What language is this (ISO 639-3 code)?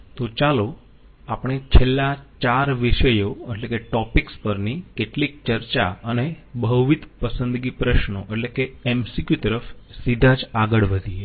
guj